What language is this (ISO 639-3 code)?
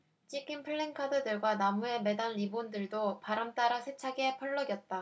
kor